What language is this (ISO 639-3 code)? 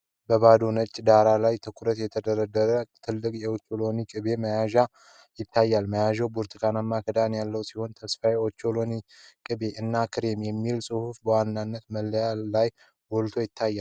amh